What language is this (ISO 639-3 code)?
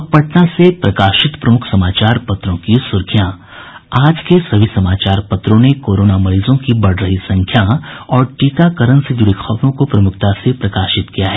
hin